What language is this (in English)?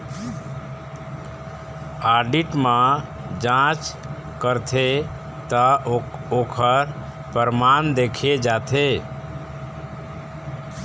Chhattisgarhi